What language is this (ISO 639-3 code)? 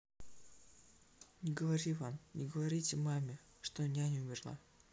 rus